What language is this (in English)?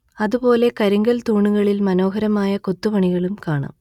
Malayalam